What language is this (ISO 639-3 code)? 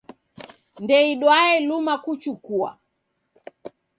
dav